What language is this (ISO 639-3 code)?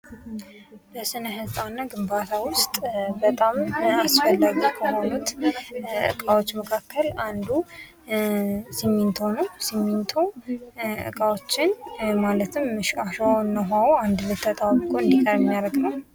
amh